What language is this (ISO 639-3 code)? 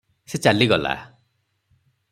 ori